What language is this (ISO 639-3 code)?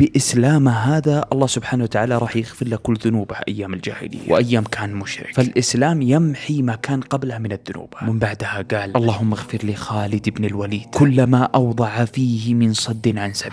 ara